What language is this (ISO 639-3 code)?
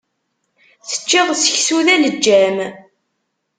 kab